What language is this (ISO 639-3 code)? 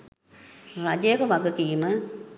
sin